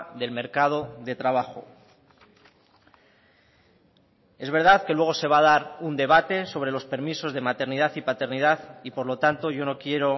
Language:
Spanish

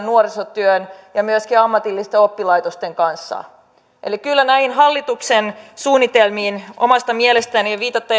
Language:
Finnish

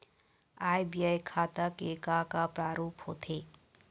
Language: Chhattisgarhi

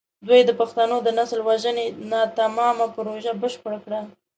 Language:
Pashto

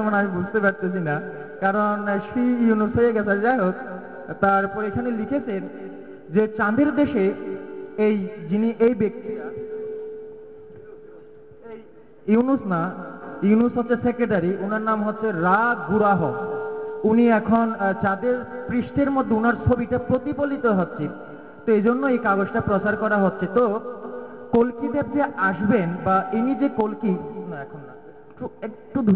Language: Bangla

